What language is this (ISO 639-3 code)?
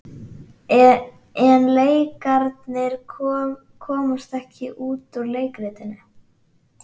isl